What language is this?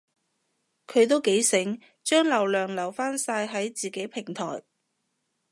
Cantonese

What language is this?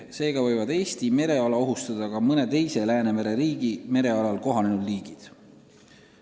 Estonian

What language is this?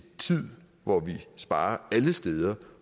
Danish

